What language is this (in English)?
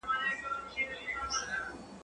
Pashto